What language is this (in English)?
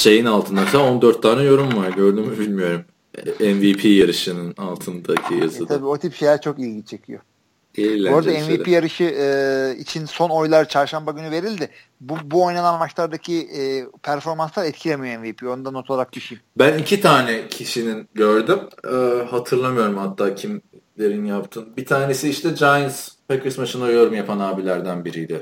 Turkish